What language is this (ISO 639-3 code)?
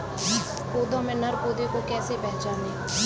hin